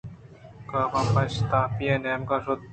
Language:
Eastern Balochi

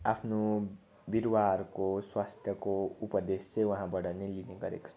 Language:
Nepali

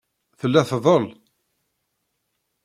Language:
Kabyle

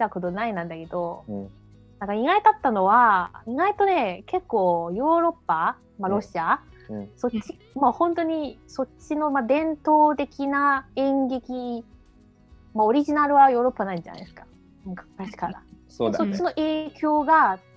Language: Japanese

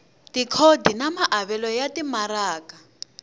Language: Tsonga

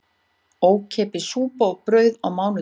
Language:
Icelandic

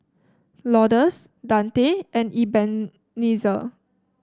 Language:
English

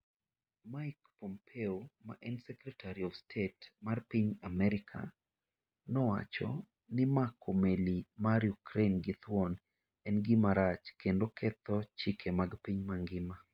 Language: Luo (Kenya and Tanzania)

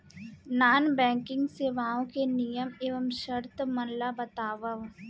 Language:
Chhattisgarhi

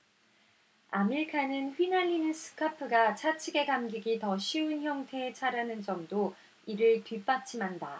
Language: Korean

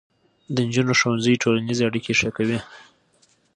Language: Pashto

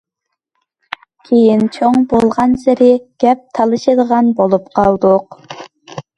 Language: Uyghur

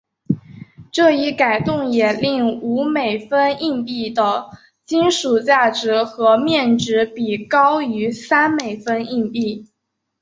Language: Chinese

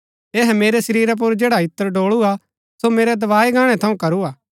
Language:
Gaddi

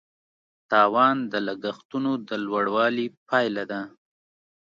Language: Pashto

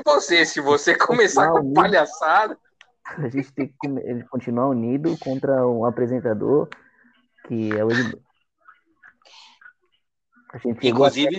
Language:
Portuguese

